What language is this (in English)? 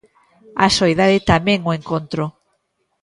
Galician